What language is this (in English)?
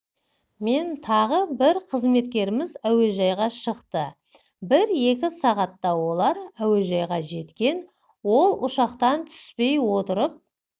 Kazakh